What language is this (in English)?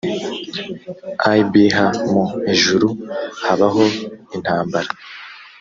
Kinyarwanda